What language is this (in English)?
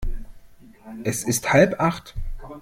German